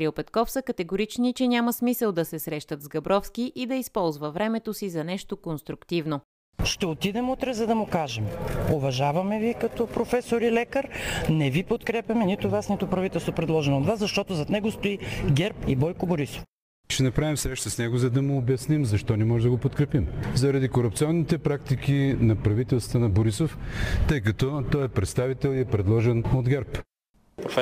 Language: Bulgarian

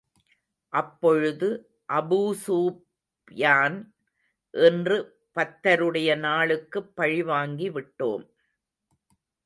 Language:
Tamil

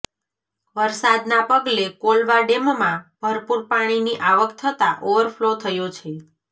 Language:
Gujarati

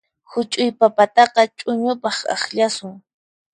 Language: Puno Quechua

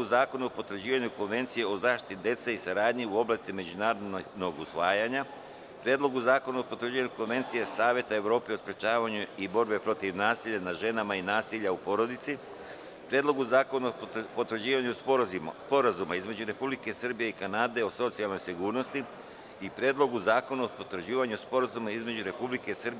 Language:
Serbian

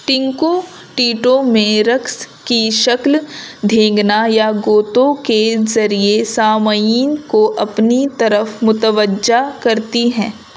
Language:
Urdu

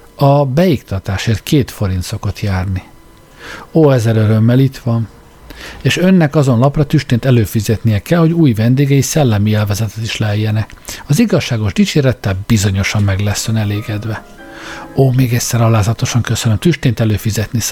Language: Hungarian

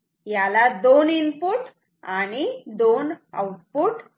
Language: Marathi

